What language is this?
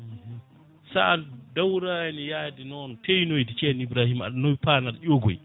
Fula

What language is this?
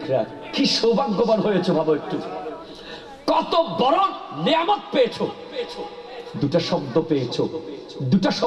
Bangla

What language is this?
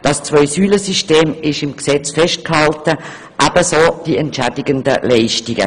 Swiss German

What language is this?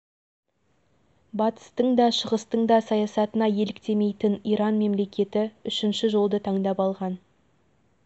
Kazakh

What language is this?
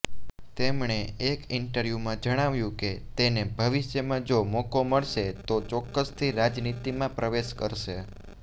Gujarati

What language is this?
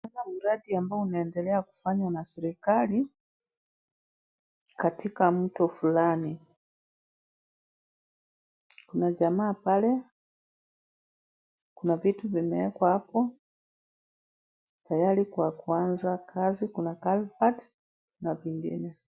Swahili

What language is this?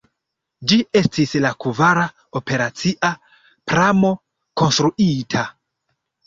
Esperanto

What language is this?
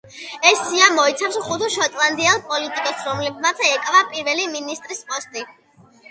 Georgian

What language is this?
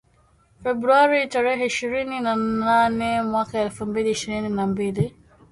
Swahili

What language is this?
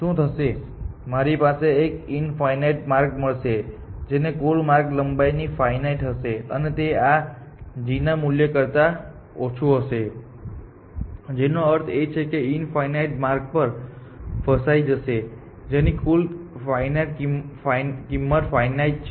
Gujarati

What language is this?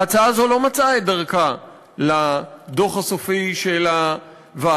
Hebrew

